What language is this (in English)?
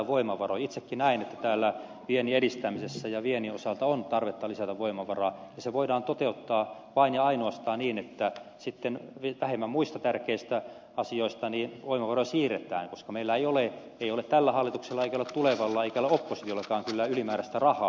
Finnish